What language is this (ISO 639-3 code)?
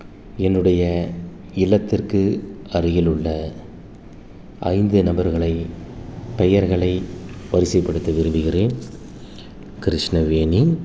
tam